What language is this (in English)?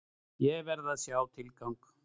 Icelandic